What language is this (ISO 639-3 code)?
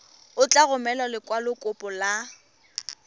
tsn